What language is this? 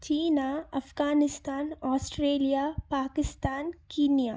Kannada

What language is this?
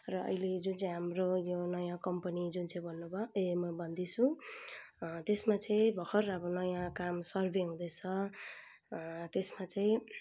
Nepali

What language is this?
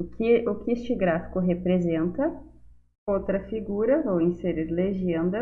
Portuguese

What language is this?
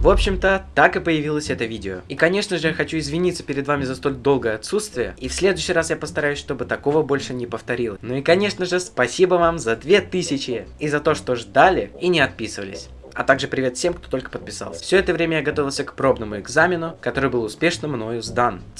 Russian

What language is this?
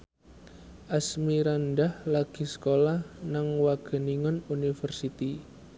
Javanese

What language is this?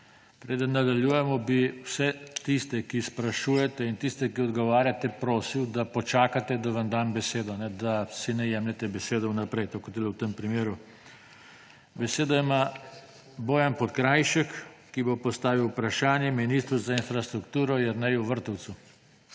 Slovenian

